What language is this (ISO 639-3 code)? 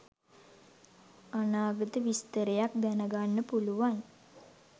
sin